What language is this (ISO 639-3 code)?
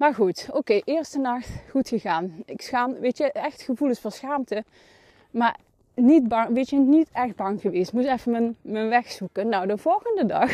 nld